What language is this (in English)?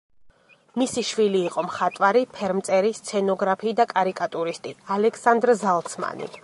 Georgian